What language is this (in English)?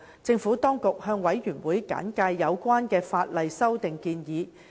Cantonese